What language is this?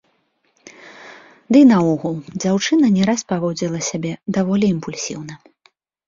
Belarusian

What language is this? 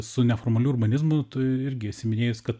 Lithuanian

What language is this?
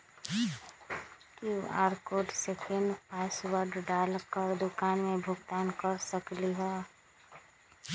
Magahi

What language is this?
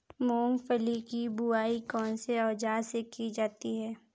Hindi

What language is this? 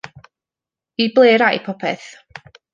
Welsh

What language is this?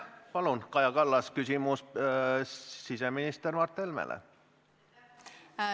Estonian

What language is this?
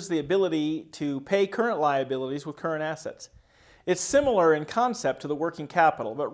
English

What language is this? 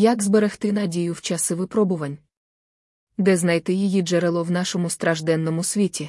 Ukrainian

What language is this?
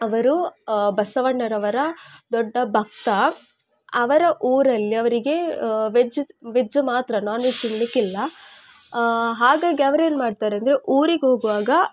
Kannada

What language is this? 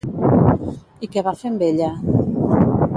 Catalan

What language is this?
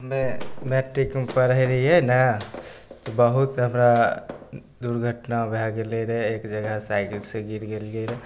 Maithili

